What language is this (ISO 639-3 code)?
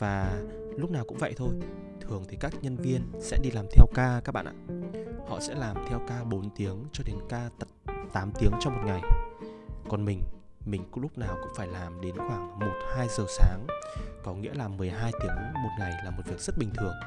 vie